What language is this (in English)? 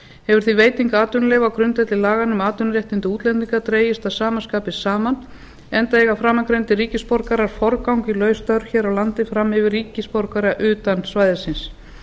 Icelandic